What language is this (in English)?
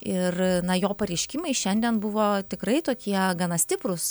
Lithuanian